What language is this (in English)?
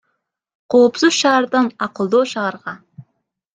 Kyrgyz